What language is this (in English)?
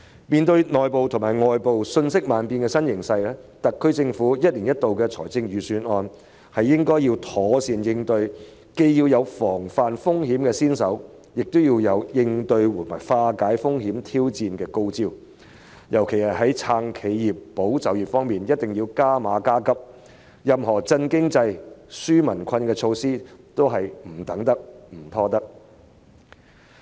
Cantonese